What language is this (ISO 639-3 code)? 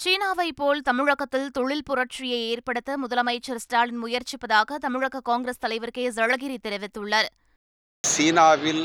tam